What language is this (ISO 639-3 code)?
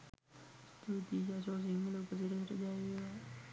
sin